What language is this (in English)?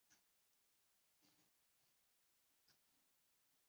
Chinese